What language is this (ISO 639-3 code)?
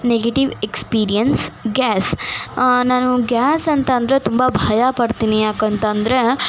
kan